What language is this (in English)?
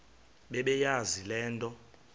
Xhosa